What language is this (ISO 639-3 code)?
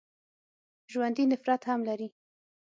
pus